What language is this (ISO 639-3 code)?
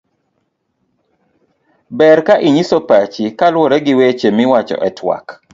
luo